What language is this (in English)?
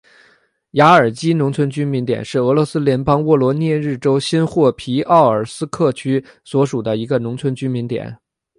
Chinese